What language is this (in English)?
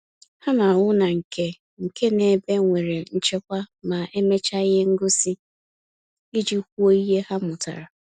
Igbo